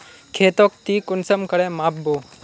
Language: Magahi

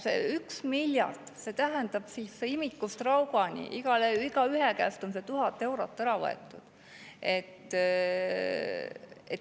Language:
Estonian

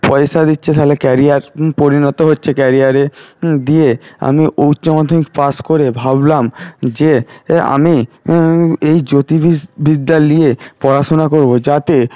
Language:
Bangla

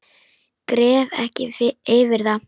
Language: Icelandic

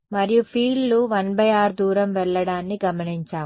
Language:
Telugu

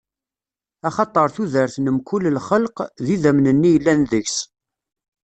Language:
Kabyle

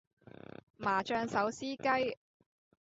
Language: Cantonese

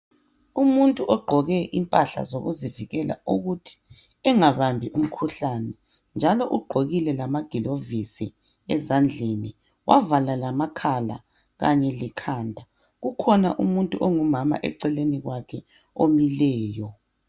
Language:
North Ndebele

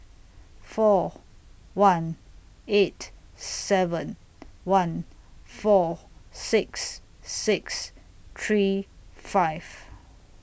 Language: English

